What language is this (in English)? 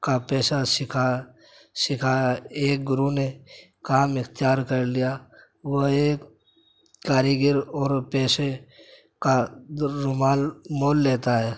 Urdu